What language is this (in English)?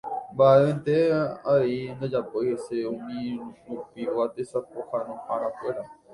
Guarani